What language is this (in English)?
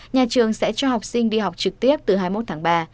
Vietnamese